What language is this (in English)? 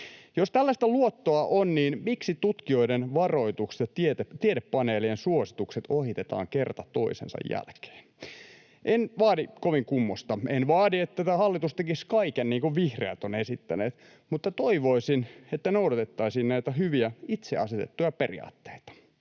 Finnish